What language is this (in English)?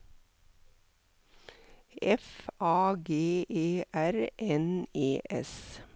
Norwegian